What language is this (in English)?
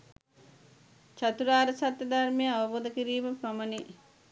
Sinhala